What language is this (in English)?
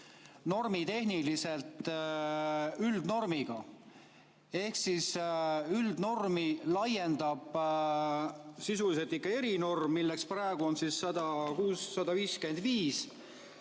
Estonian